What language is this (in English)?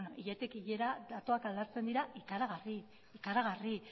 Basque